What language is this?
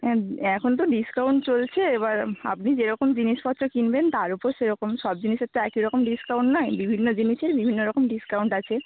Bangla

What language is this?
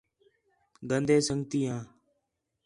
Khetrani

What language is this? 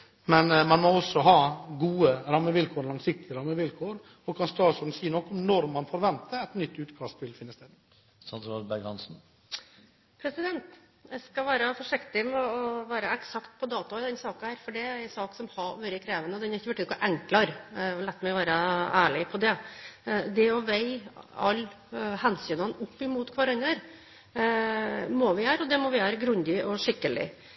Norwegian Bokmål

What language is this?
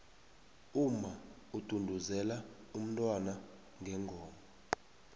South Ndebele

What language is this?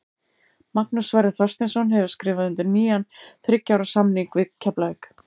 Icelandic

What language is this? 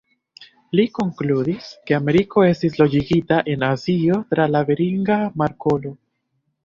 Esperanto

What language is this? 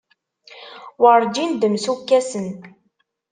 Kabyle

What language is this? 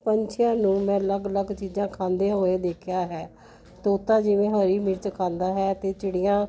Punjabi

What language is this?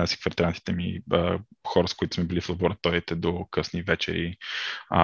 Bulgarian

